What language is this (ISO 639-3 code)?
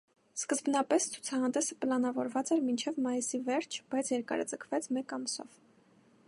hye